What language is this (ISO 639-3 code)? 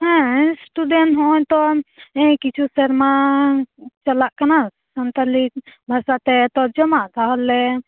sat